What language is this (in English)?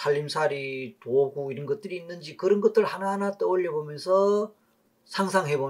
Korean